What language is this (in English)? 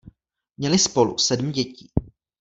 Czech